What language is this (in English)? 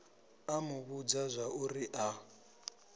Venda